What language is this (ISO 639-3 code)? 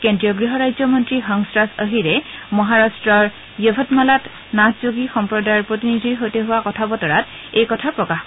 asm